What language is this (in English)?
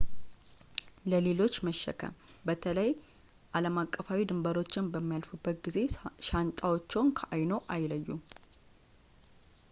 Amharic